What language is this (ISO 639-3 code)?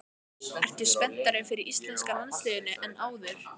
isl